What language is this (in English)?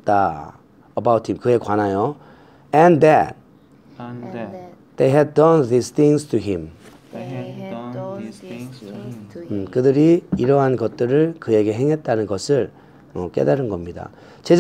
Korean